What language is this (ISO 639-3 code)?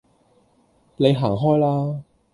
yue